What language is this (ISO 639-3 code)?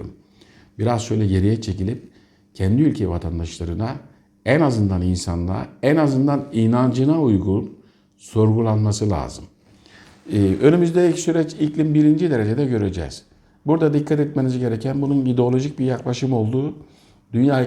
tur